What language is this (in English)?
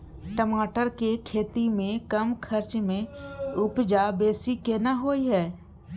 Maithili